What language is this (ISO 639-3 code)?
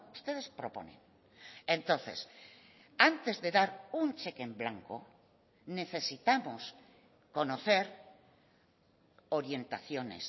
spa